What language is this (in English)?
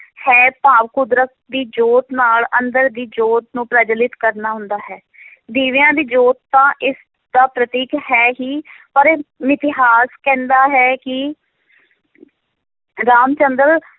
Punjabi